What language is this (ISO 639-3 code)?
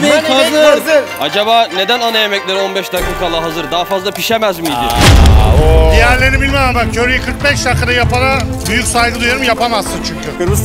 tur